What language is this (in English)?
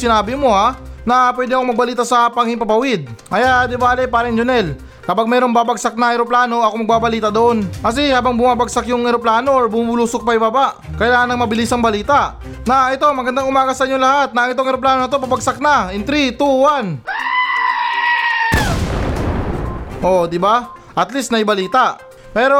Filipino